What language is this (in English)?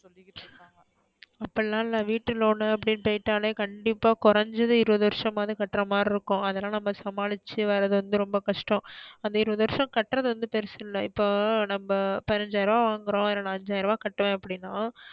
Tamil